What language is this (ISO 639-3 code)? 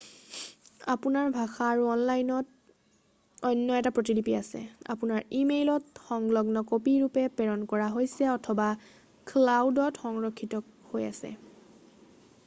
asm